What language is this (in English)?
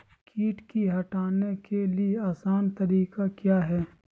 Magahi